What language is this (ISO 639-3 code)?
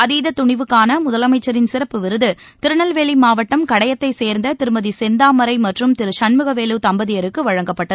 tam